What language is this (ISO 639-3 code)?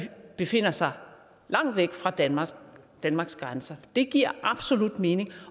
dan